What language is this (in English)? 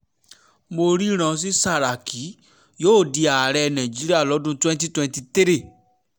Yoruba